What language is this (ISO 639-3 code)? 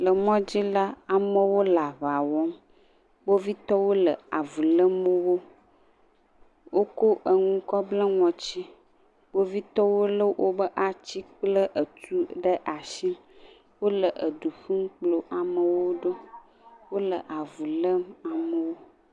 ewe